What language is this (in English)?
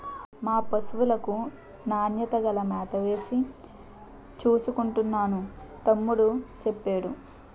Telugu